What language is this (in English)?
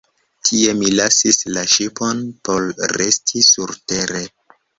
Esperanto